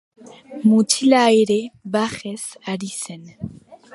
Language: Basque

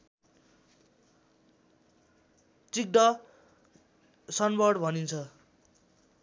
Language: Nepali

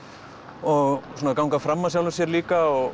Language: Icelandic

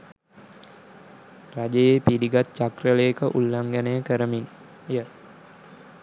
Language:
Sinhala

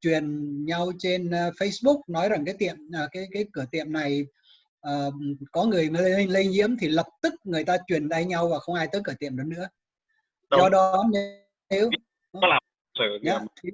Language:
Vietnamese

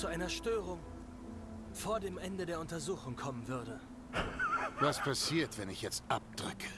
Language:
German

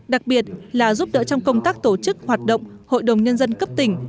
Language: Vietnamese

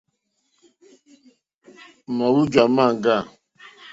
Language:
Mokpwe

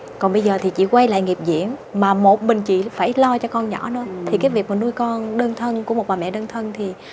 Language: Vietnamese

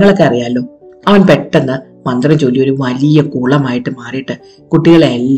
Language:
Malayalam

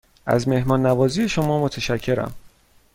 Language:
Persian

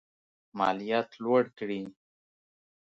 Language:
Pashto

